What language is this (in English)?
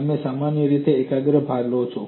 Gujarati